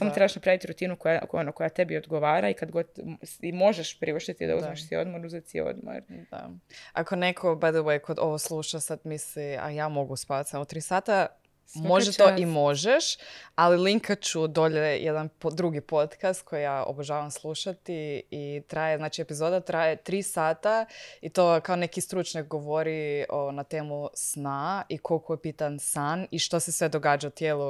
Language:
Croatian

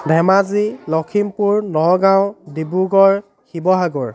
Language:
Assamese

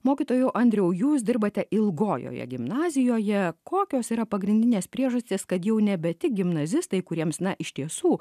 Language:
Lithuanian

